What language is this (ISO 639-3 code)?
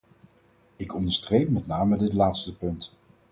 nld